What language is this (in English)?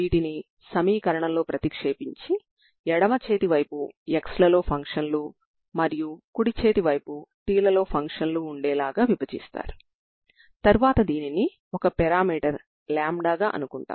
Telugu